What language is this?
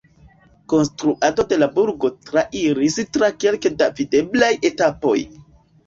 Esperanto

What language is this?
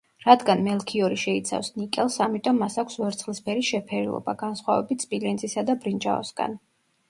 Georgian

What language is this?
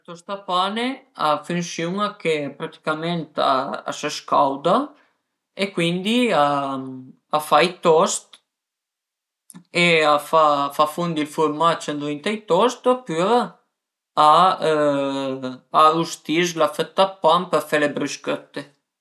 Piedmontese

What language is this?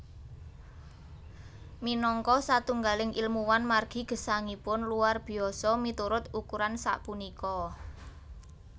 Javanese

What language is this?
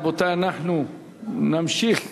Hebrew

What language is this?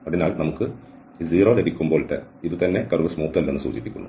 Malayalam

